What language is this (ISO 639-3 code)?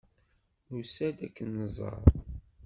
kab